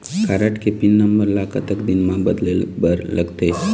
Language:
Chhattisgarhi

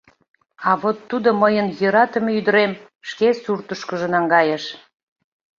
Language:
Mari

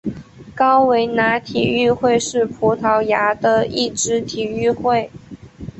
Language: Chinese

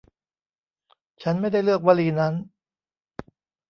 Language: Thai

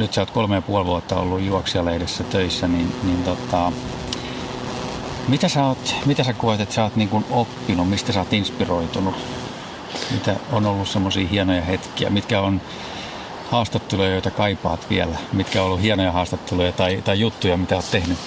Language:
Finnish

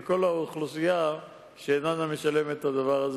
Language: Hebrew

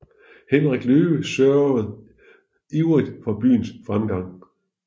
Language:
Danish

